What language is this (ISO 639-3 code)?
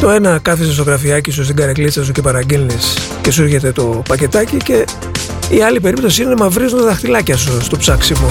ell